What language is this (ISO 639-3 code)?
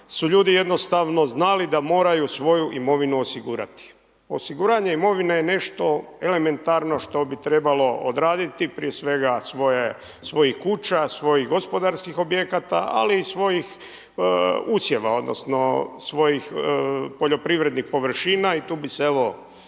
hrv